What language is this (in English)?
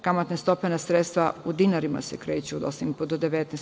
Serbian